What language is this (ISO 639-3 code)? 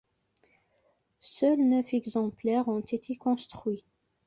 fra